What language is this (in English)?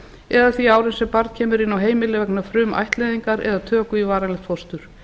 Icelandic